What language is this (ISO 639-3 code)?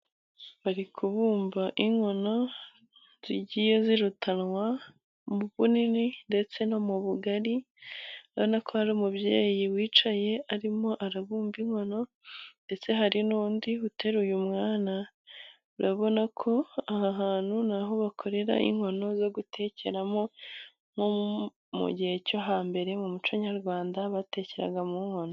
kin